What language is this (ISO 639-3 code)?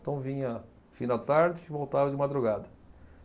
por